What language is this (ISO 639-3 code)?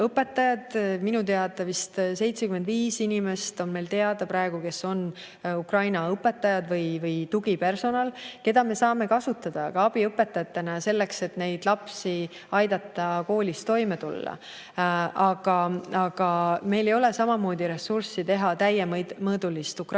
est